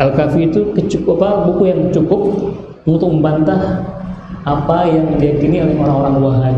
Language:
Indonesian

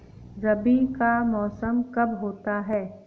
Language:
Hindi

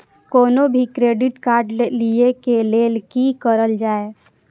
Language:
Maithili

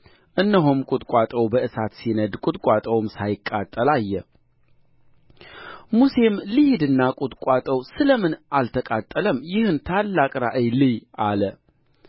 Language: Amharic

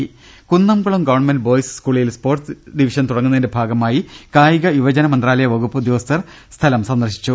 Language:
Malayalam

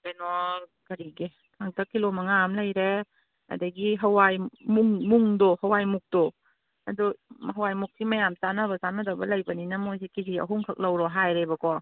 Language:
Manipuri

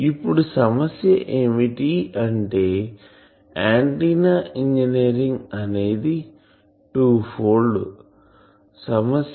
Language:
Telugu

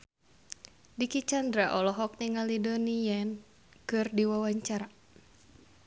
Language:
Sundanese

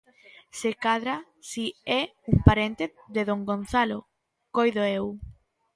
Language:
Galician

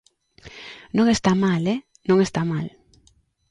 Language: Galician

